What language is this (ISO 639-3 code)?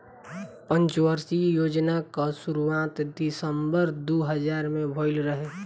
bho